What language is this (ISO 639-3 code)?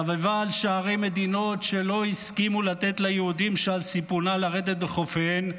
heb